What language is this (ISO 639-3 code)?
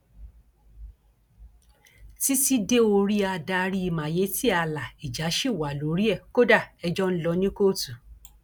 yor